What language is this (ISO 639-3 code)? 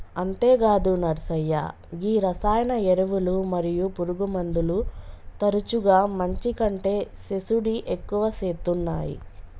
tel